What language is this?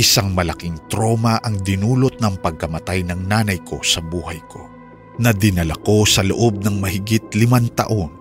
Filipino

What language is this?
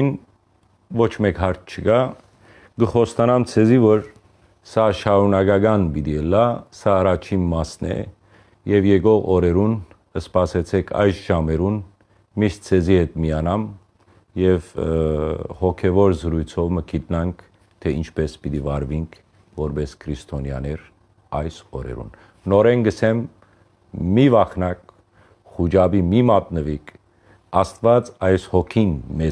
Armenian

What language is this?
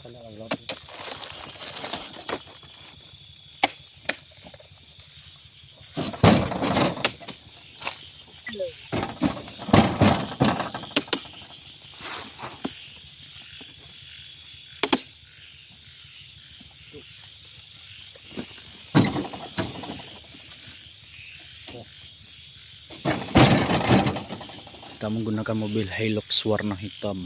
Indonesian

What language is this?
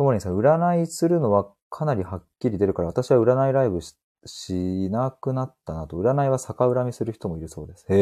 Japanese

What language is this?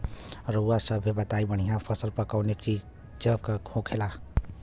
Bhojpuri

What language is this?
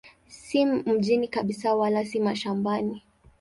Swahili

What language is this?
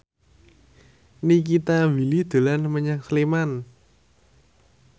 Javanese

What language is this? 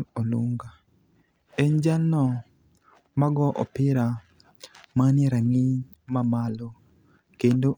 Luo (Kenya and Tanzania)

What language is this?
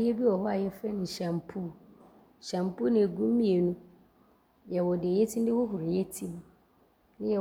Abron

